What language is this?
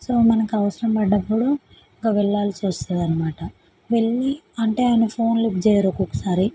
Telugu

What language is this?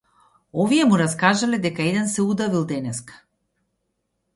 Macedonian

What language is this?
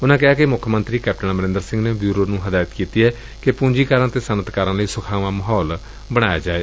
Punjabi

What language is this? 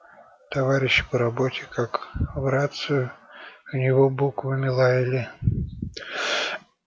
Russian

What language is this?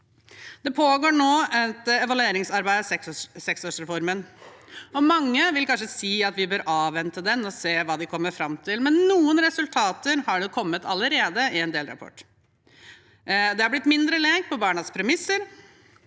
Norwegian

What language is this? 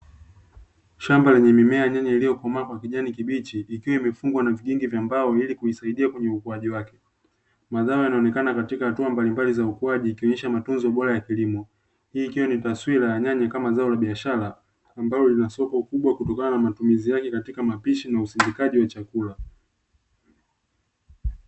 Swahili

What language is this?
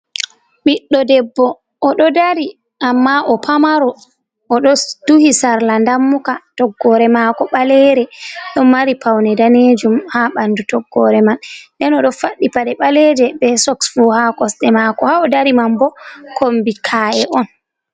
Fula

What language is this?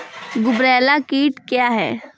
Maithili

